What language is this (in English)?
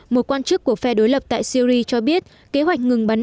Vietnamese